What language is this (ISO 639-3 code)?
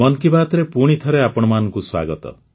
ori